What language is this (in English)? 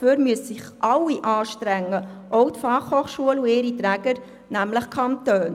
Swiss German